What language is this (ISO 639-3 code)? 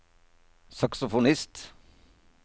nor